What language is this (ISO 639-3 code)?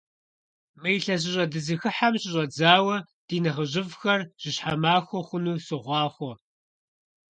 kbd